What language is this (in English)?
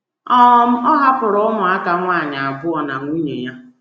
Igbo